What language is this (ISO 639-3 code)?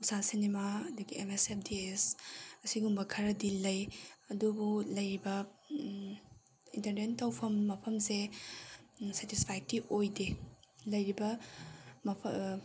mni